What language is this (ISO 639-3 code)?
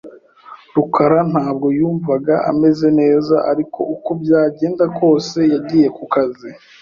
kin